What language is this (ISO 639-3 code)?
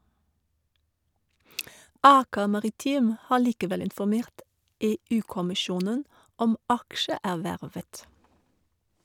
nor